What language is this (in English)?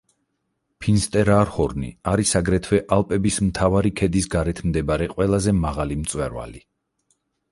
Georgian